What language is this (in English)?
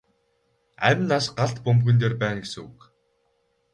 Mongolian